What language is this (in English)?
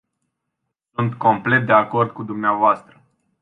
Romanian